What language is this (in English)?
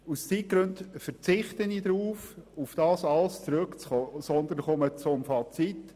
Swiss German